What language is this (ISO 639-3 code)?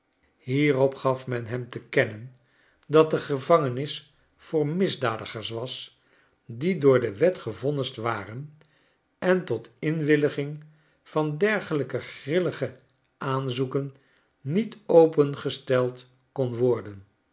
nld